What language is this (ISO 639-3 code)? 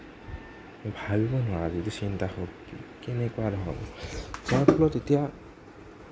asm